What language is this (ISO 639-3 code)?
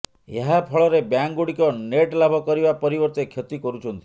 ori